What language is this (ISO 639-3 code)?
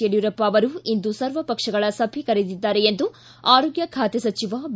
kan